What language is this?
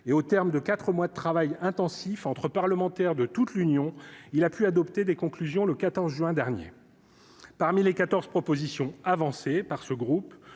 French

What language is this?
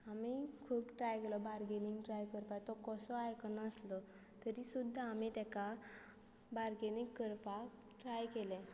Konkani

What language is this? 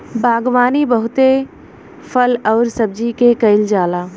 Bhojpuri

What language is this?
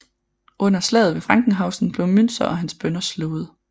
Danish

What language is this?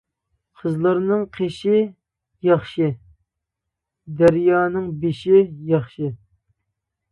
Uyghur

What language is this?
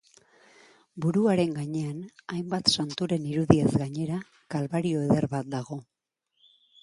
Basque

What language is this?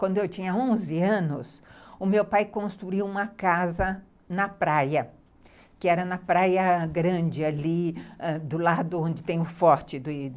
Portuguese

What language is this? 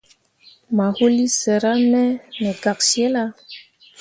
Mundang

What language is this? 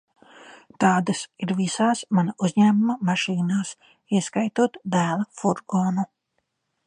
Latvian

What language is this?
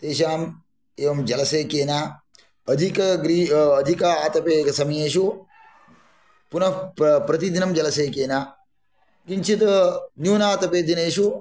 Sanskrit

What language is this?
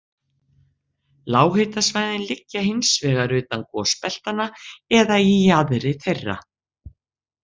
Icelandic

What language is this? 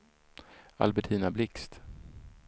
Swedish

